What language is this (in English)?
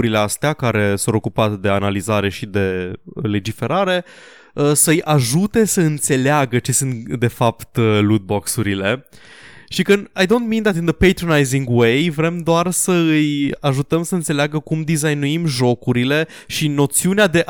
Romanian